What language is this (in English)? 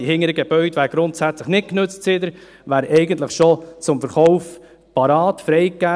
Swiss German